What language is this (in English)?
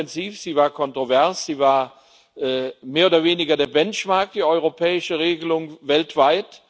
German